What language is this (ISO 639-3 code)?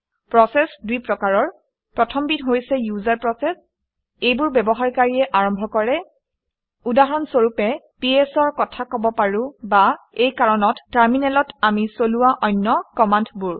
asm